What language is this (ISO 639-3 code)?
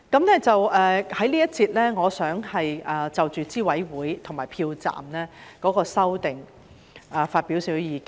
yue